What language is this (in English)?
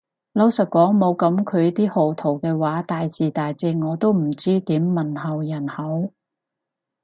Cantonese